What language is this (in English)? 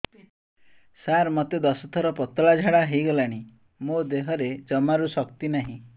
Odia